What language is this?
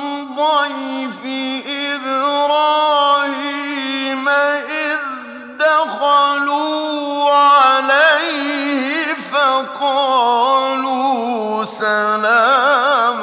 Arabic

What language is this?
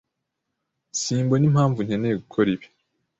Kinyarwanda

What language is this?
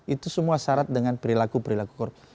Indonesian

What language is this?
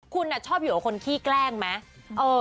Thai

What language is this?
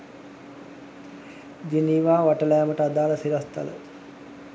Sinhala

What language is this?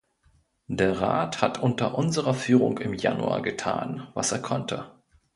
German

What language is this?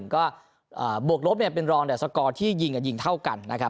Thai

